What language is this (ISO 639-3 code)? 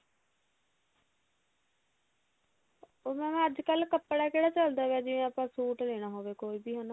pan